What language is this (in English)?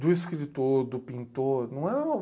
Portuguese